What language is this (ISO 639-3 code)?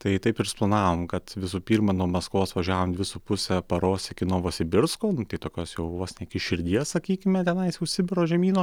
lit